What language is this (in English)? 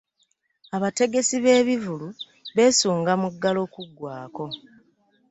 Ganda